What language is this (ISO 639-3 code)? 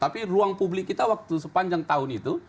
ind